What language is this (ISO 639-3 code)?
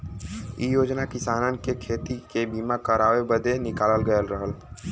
bho